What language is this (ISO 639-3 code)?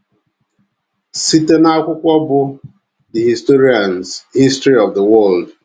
ibo